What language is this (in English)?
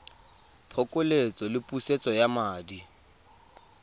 Tswana